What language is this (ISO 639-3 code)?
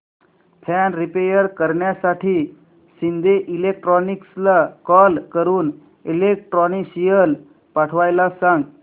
mar